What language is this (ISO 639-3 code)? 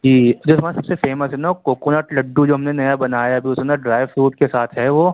urd